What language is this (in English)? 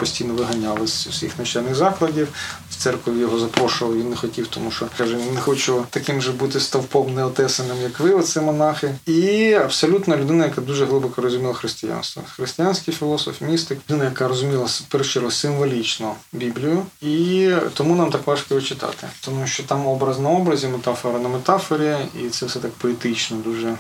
Ukrainian